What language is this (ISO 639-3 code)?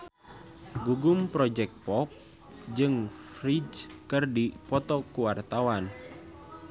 sun